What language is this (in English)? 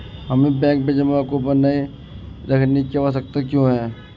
Hindi